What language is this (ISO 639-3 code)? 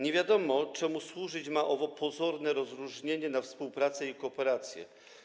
pol